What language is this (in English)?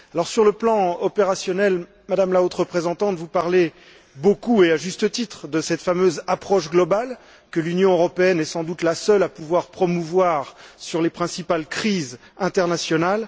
French